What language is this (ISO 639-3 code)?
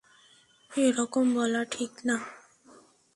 ben